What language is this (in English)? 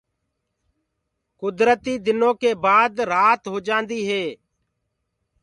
Gurgula